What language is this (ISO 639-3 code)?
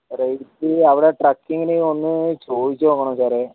mal